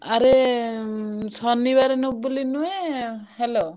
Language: Odia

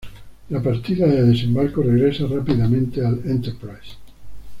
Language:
Spanish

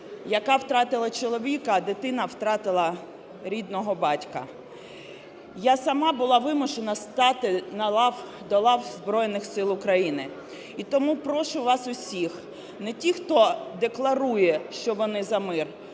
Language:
Ukrainian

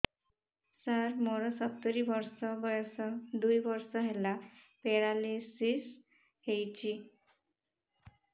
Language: Odia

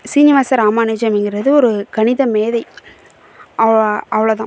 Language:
Tamil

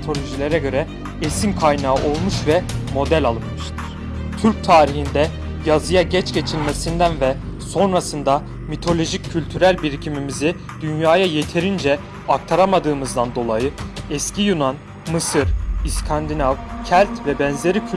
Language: Turkish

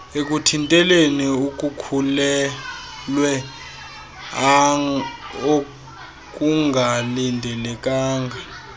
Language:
Xhosa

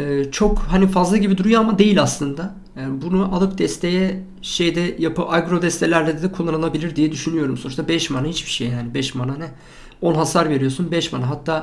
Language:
Turkish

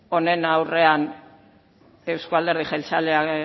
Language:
Basque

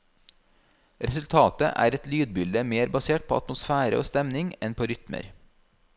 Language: Norwegian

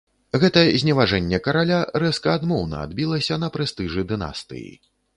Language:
Belarusian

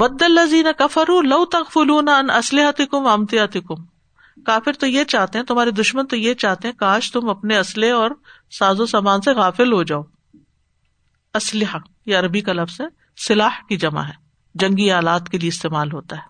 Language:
Urdu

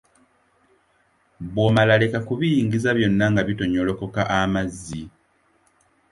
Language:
Ganda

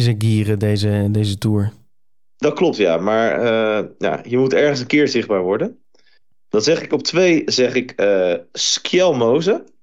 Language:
Dutch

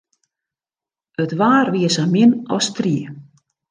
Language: Western Frisian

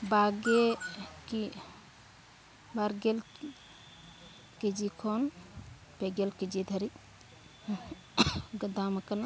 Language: Santali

